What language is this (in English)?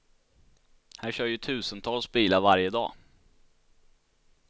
Swedish